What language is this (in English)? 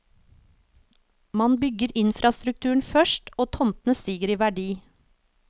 Norwegian